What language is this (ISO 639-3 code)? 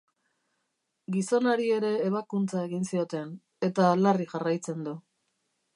eus